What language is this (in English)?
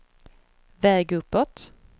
Swedish